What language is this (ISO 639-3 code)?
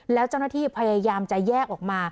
tha